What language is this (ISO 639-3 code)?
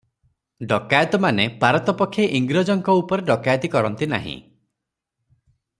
ori